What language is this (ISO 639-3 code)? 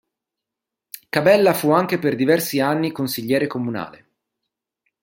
ita